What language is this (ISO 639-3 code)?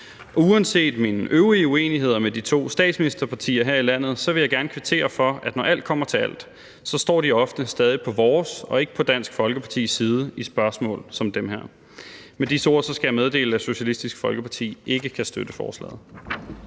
dan